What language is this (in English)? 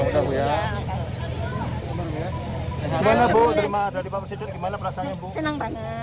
Indonesian